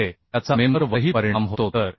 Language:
Marathi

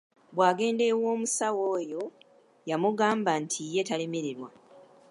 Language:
Ganda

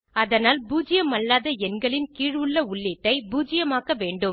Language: Tamil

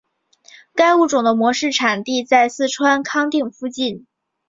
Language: Chinese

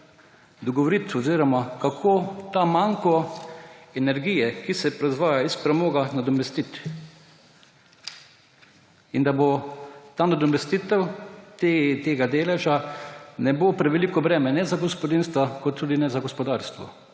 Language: Slovenian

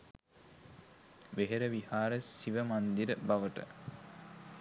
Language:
Sinhala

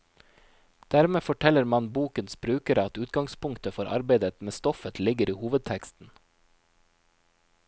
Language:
Norwegian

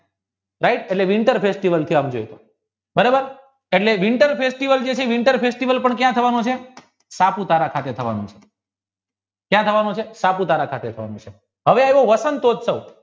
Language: Gujarati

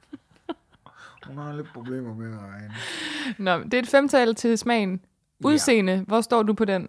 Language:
Danish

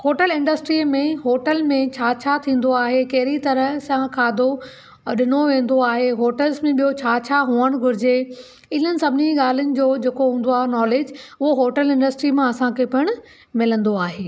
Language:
Sindhi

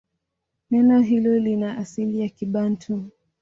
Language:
Swahili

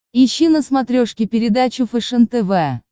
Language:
Russian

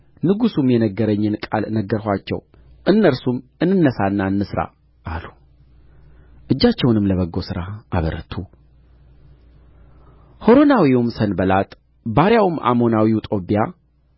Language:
Amharic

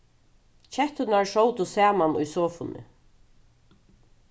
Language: Faroese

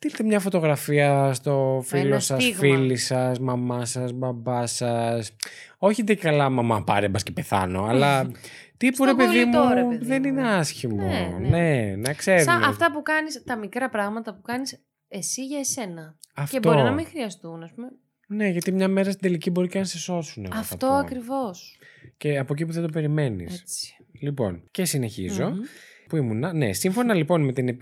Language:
Greek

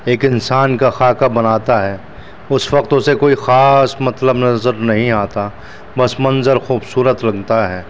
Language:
Urdu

